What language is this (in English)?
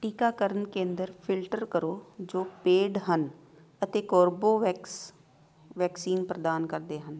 Punjabi